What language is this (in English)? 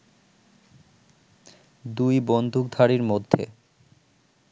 Bangla